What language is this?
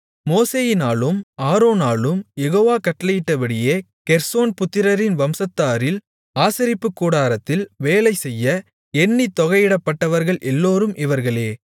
Tamil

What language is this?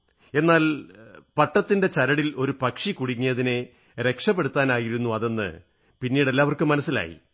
Malayalam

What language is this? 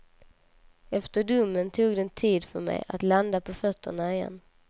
Swedish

